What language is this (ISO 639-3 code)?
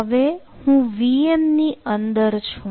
guj